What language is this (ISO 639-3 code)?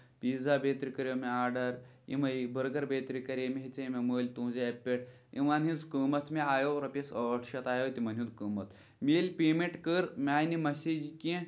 kas